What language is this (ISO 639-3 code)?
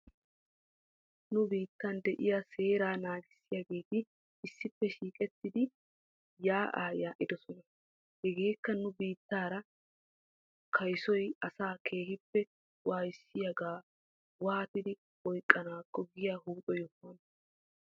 wal